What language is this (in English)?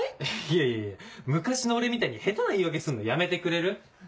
Japanese